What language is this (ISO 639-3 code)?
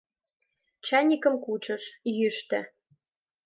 chm